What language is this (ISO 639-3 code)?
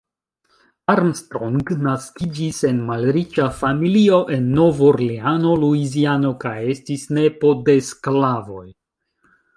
epo